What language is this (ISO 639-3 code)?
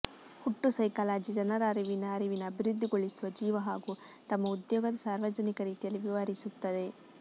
kan